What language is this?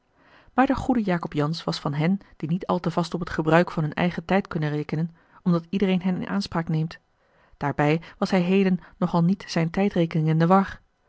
Dutch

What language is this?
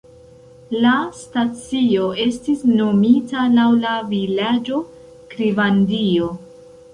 Esperanto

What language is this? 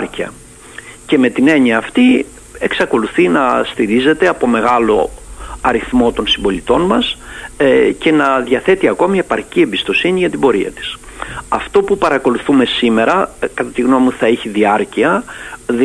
Greek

